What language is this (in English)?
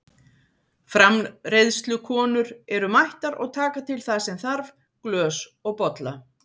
Icelandic